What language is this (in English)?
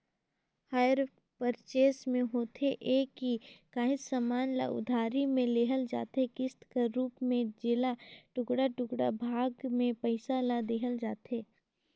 Chhattisgarhi